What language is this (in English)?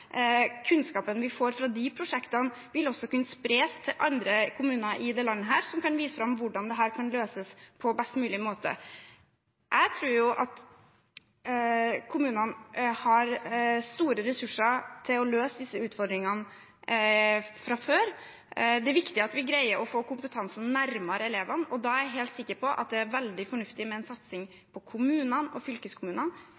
Norwegian Bokmål